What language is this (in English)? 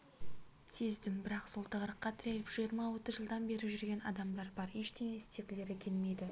Kazakh